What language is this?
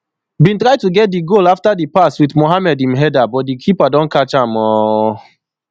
Nigerian Pidgin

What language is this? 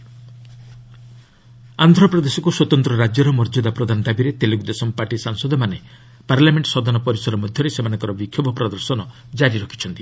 Odia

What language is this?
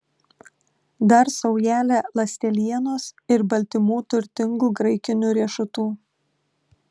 Lithuanian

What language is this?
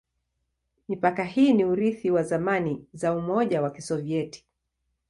Swahili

